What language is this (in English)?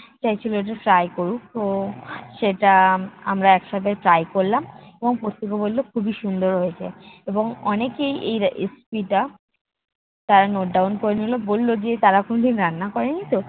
Bangla